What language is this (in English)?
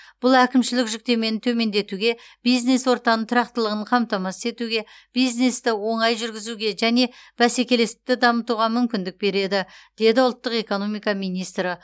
Kazakh